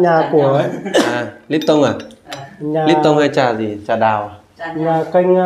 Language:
Vietnamese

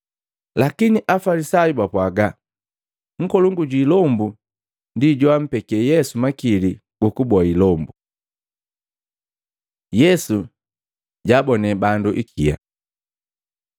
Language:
Matengo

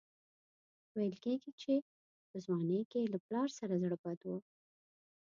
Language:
Pashto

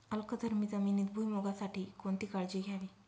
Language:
Marathi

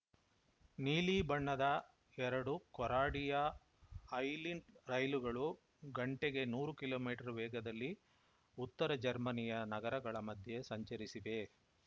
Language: Kannada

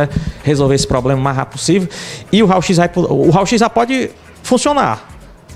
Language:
Portuguese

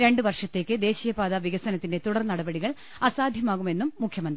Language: Malayalam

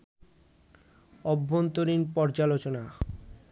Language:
Bangla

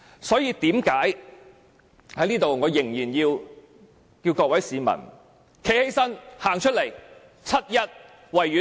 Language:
Cantonese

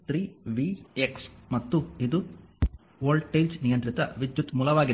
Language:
Kannada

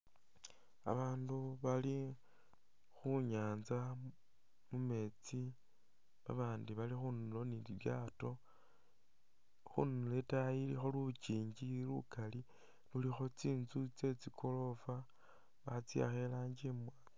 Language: Masaaba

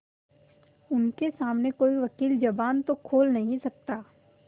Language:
Hindi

